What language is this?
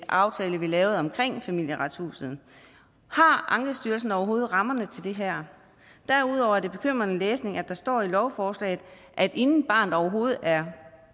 Danish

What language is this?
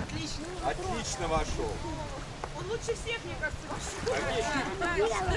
Russian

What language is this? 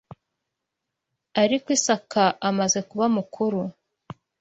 Kinyarwanda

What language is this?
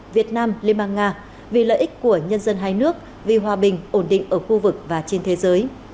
Vietnamese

